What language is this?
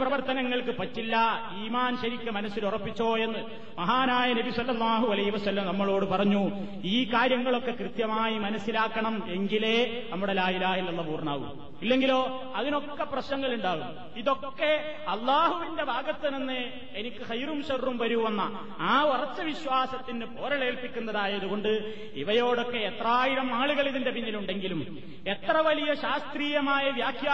Malayalam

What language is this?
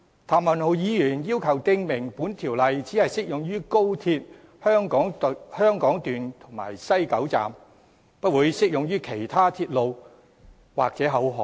Cantonese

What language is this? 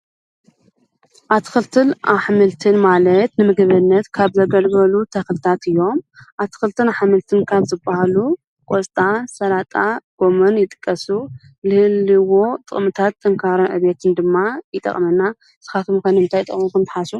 Tigrinya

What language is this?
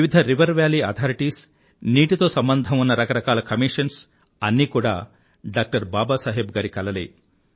Telugu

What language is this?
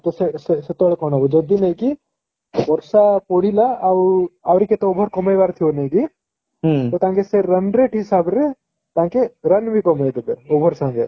Odia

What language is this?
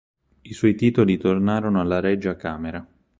Italian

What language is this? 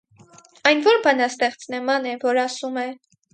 Armenian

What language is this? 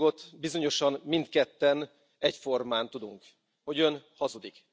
Hungarian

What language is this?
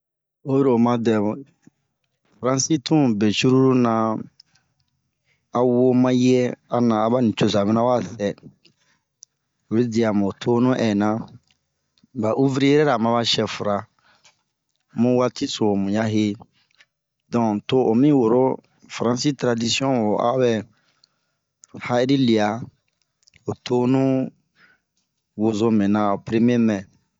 Bomu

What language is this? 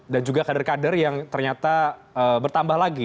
Indonesian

